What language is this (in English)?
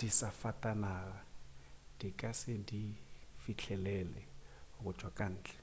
Northern Sotho